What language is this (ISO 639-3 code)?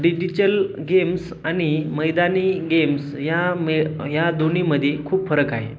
mar